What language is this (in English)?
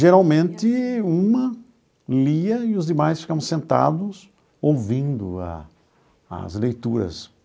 Portuguese